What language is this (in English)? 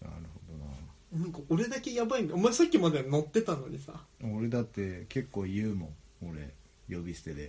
Japanese